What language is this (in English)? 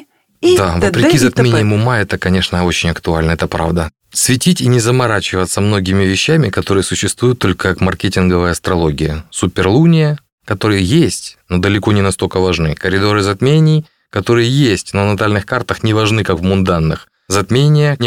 Russian